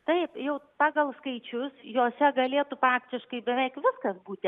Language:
Lithuanian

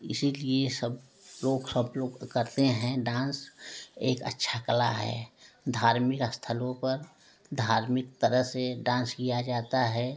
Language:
Hindi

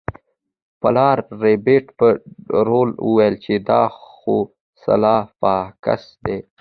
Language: Pashto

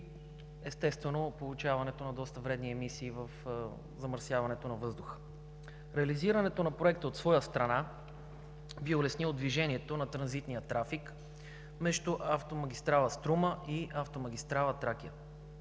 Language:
Bulgarian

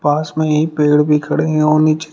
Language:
Hindi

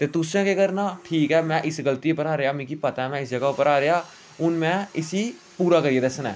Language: Dogri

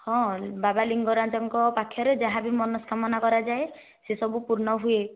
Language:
Odia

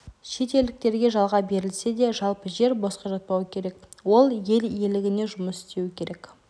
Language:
Kazakh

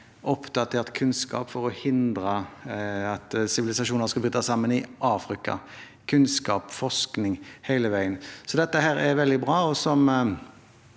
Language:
Norwegian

